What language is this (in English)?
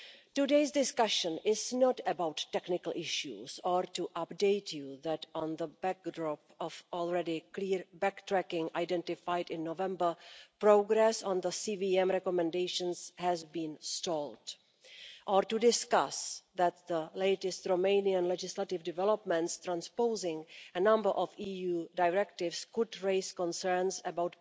English